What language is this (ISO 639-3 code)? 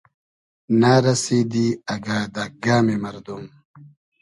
haz